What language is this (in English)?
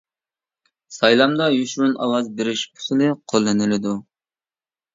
Uyghur